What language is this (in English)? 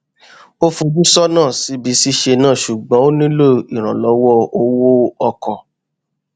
Yoruba